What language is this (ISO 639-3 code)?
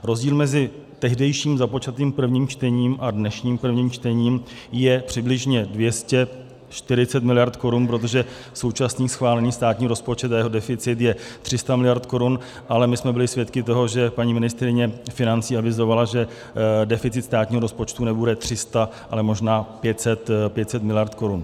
ces